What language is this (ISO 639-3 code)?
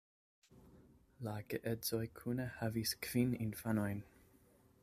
epo